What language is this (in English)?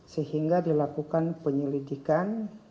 Indonesian